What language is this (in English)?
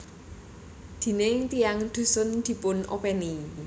Javanese